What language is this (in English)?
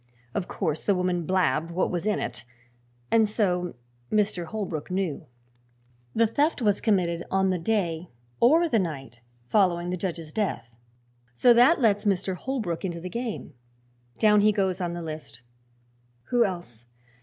English